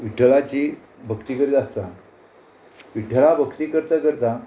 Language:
Konkani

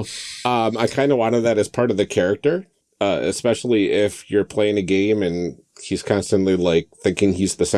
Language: English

